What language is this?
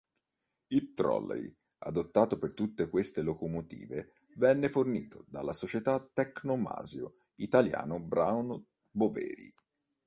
Italian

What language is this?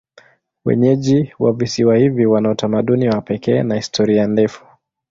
Swahili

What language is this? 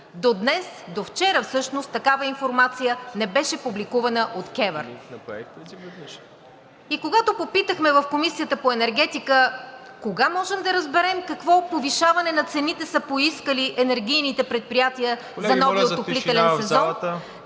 Bulgarian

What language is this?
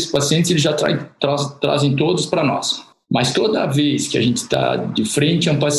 Portuguese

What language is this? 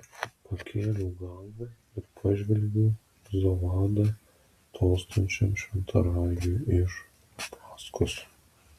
Lithuanian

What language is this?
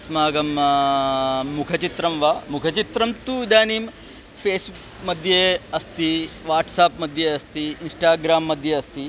Sanskrit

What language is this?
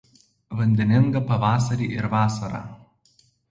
Lithuanian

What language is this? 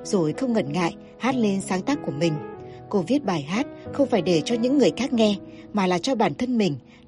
Vietnamese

